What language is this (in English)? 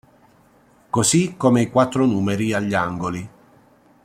Italian